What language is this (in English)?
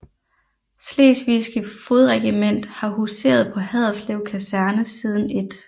Danish